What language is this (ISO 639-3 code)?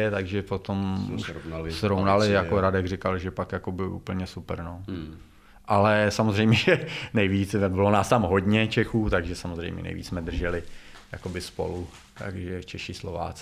ces